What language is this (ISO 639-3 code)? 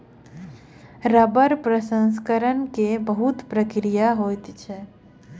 mai